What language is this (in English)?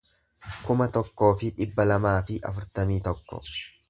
Oromo